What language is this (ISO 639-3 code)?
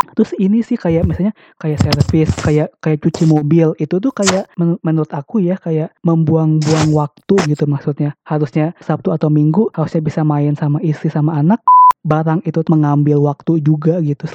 ind